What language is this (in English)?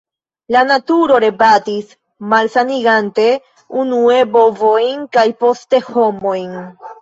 Esperanto